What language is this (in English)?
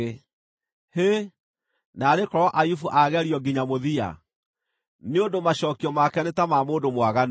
Kikuyu